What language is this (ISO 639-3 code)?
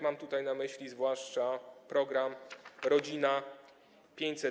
pol